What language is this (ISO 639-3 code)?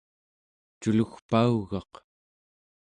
esu